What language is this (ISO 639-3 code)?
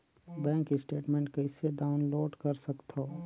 hne